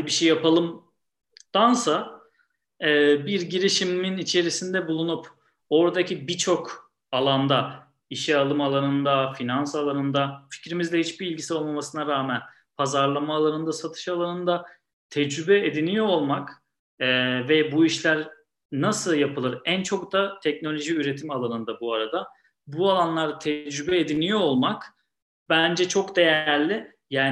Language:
Turkish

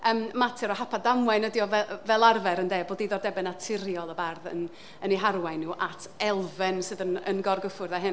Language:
Welsh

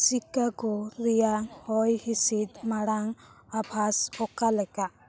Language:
Santali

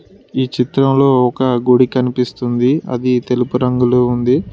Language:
Telugu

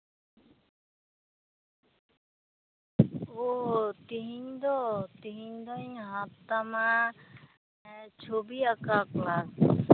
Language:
Santali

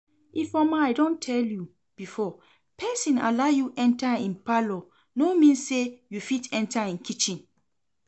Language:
Nigerian Pidgin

